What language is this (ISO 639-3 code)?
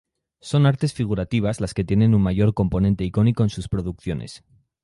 spa